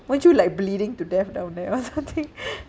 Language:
English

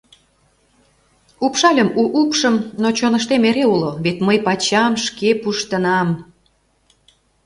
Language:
Mari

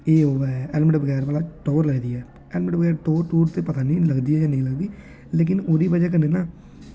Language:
Dogri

